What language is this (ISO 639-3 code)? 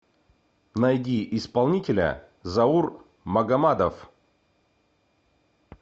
rus